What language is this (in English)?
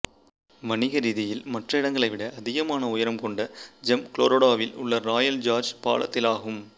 Tamil